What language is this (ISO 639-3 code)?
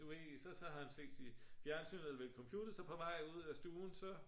dan